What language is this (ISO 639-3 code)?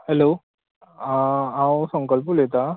kok